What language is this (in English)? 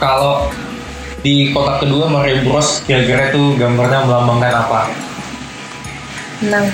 Indonesian